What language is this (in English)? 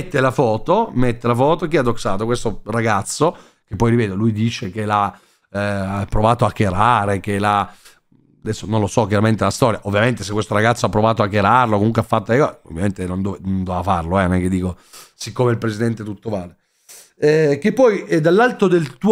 Italian